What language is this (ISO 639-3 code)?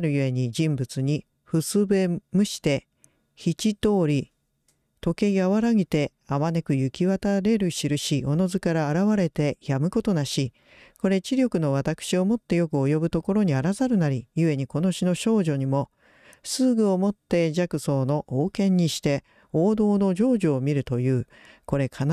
jpn